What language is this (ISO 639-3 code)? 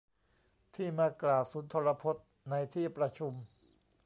tha